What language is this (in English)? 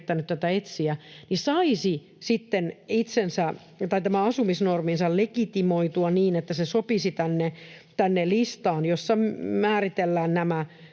Finnish